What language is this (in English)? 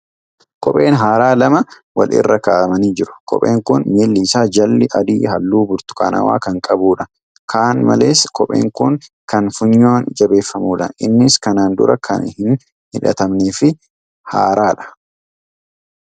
Oromo